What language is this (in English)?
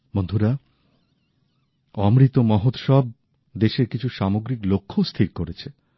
Bangla